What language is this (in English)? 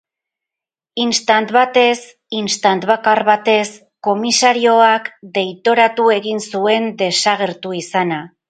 Basque